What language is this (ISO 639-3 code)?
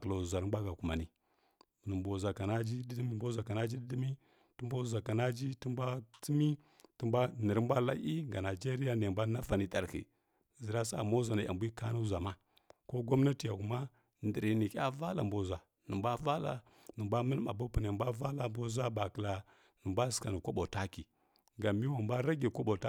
fkk